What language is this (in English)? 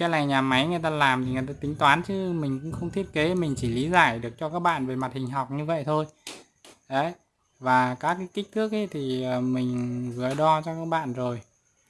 Vietnamese